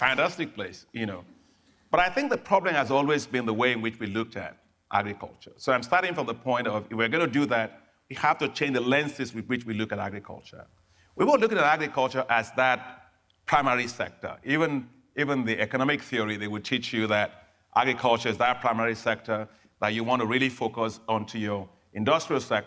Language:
English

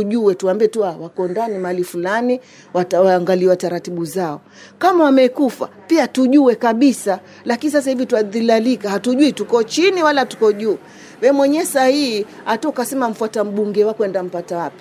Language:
Swahili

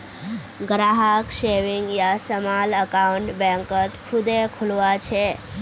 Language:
Magahi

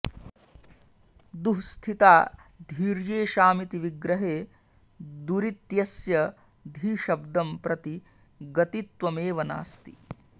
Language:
Sanskrit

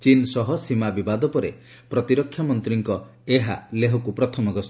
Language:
Odia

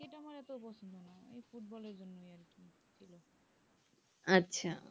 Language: Bangla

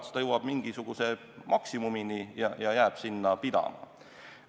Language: Estonian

